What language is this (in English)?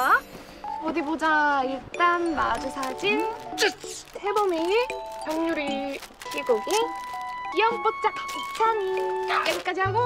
Korean